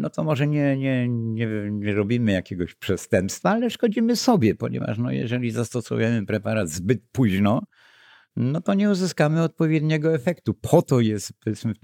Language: Polish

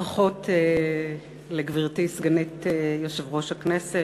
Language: Hebrew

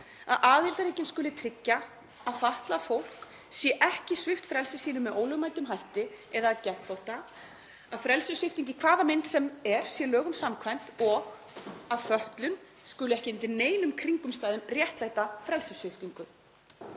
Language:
Icelandic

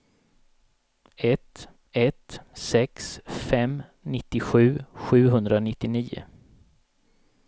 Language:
Swedish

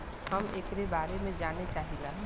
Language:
Bhojpuri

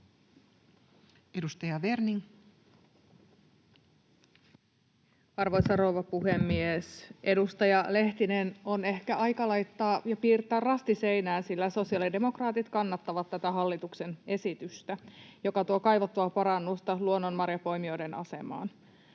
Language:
Finnish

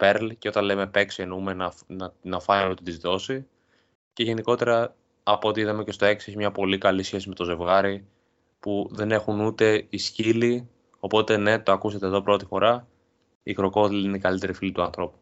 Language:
Greek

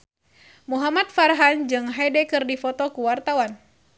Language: Sundanese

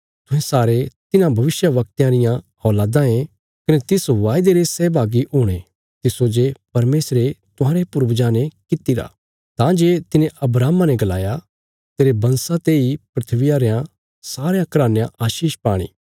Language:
Bilaspuri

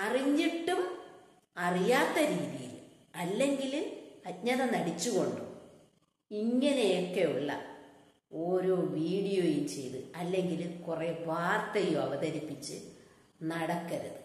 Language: Malayalam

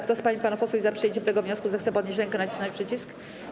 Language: Polish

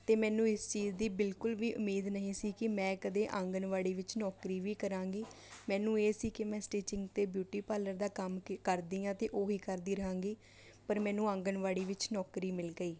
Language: Punjabi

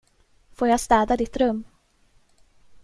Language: Swedish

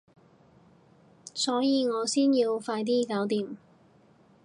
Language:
Cantonese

